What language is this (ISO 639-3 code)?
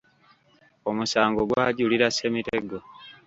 lug